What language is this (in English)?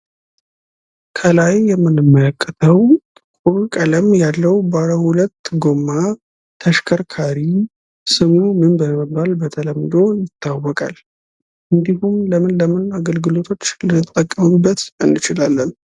Amharic